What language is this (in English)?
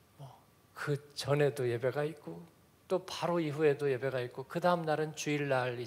Korean